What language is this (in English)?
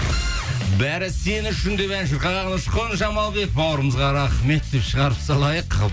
Kazakh